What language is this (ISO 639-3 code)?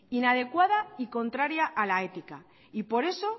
spa